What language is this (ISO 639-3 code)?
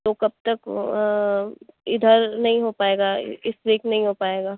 urd